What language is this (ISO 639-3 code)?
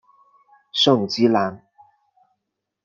zho